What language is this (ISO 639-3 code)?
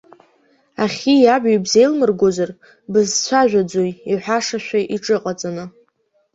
abk